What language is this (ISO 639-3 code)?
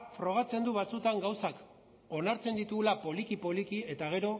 eus